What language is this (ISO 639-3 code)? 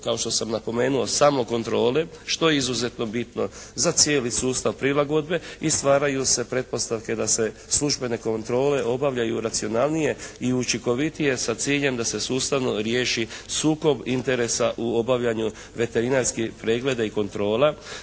hrv